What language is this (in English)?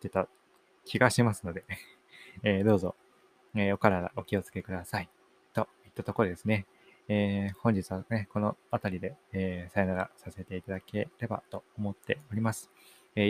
Japanese